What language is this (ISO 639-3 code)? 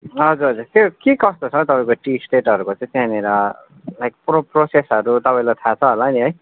nep